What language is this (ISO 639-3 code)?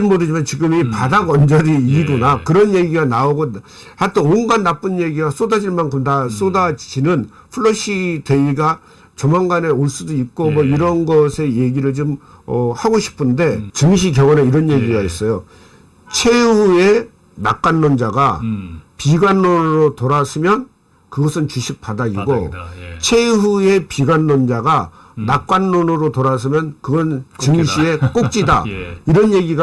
kor